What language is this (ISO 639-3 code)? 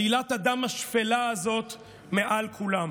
heb